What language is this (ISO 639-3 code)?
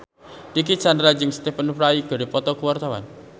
sun